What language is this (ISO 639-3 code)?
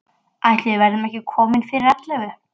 isl